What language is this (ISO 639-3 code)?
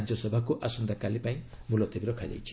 ori